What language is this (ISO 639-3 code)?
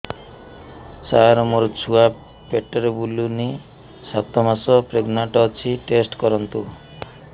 ori